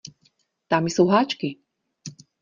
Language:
Czech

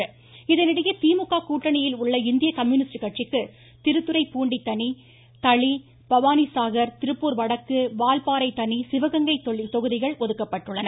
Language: Tamil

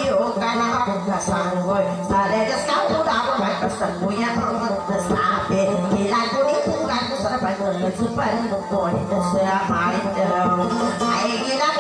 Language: Thai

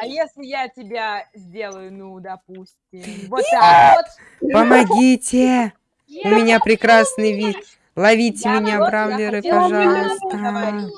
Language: Russian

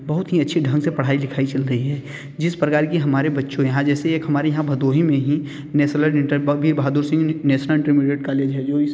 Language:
Hindi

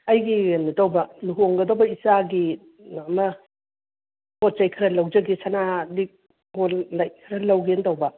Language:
Manipuri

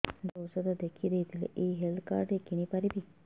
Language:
Odia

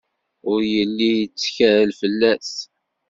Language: Kabyle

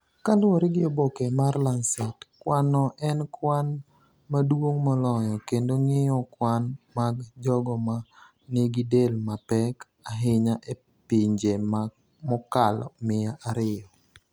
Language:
Luo (Kenya and Tanzania)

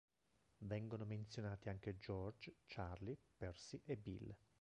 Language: Italian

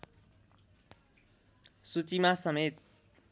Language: Nepali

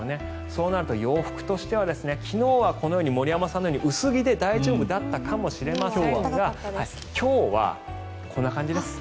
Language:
Japanese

